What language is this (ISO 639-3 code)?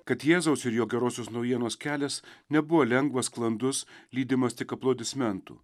lit